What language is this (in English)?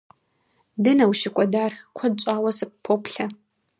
Kabardian